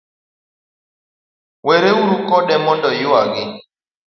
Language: Luo (Kenya and Tanzania)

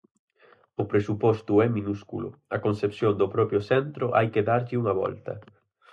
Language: Galician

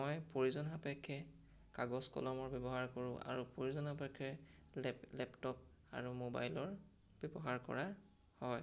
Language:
Assamese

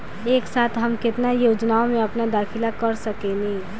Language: Bhojpuri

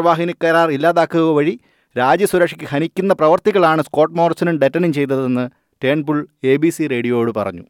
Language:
Malayalam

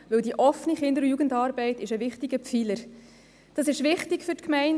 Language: Swiss German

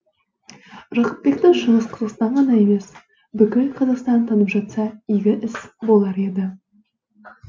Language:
Kazakh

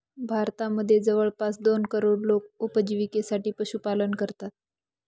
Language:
Marathi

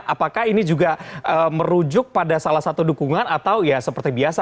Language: Indonesian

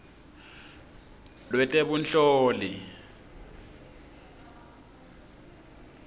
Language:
Swati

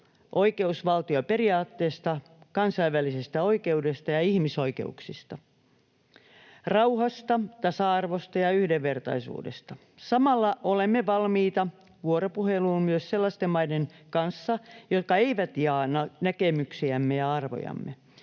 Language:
Finnish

